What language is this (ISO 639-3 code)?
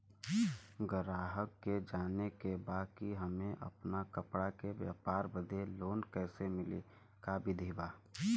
bho